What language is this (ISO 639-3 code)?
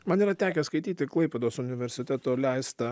lit